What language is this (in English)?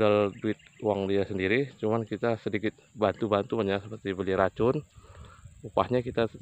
Indonesian